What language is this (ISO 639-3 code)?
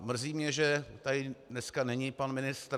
ces